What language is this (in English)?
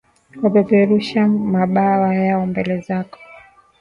Swahili